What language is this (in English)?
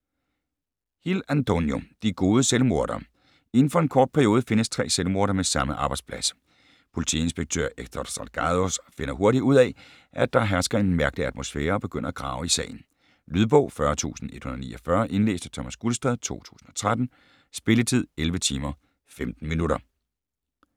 Danish